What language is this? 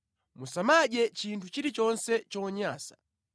Nyanja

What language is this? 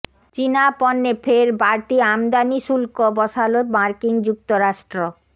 Bangla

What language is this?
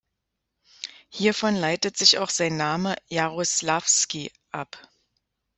German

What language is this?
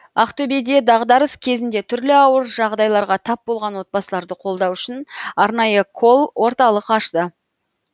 Kazakh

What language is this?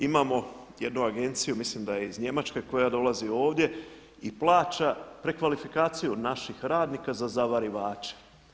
Croatian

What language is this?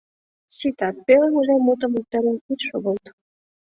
Mari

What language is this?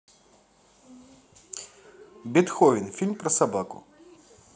Russian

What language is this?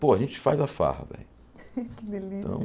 Portuguese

